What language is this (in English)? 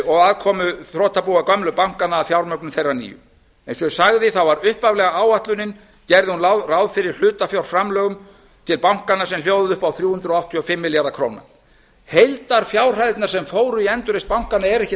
Icelandic